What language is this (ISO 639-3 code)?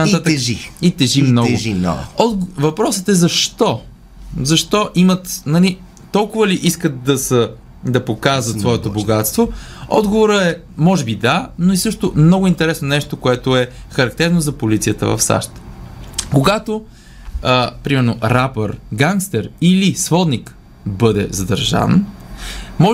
bul